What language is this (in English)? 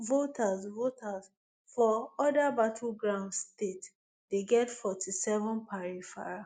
Nigerian Pidgin